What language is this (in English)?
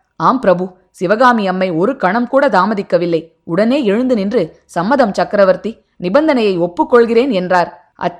Tamil